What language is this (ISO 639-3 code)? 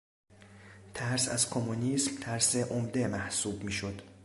fas